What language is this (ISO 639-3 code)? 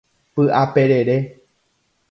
grn